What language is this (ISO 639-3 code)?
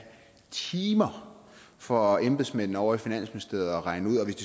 dan